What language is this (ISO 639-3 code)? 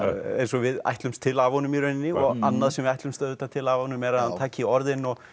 isl